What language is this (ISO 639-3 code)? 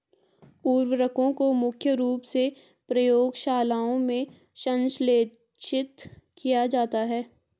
hin